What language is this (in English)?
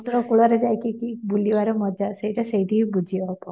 Odia